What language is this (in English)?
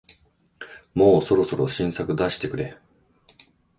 Japanese